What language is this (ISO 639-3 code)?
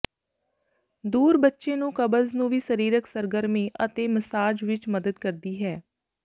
pan